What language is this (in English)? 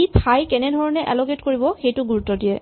Assamese